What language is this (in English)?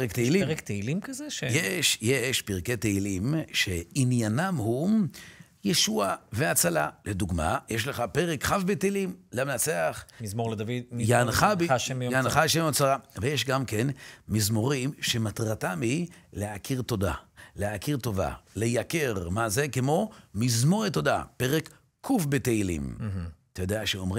Hebrew